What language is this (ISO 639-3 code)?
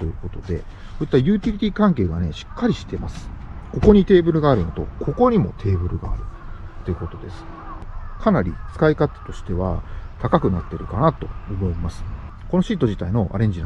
jpn